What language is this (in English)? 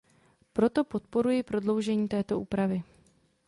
Czech